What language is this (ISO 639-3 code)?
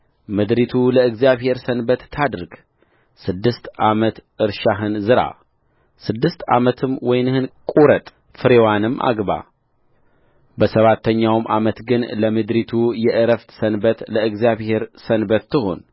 amh